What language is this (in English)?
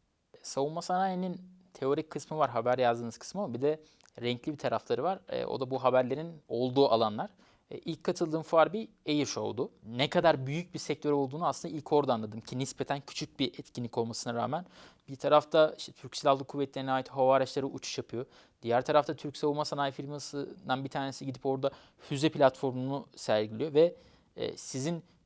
Turkish